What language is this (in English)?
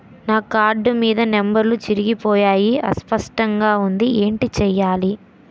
Telugu